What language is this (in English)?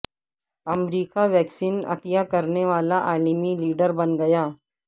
Urdu